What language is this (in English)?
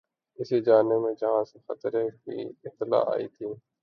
Urdu